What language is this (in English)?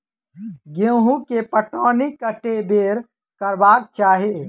Maithili